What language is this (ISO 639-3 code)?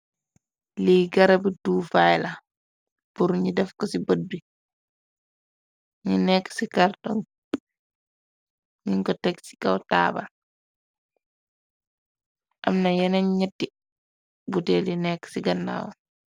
wol